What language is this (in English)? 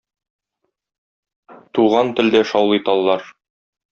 Tatar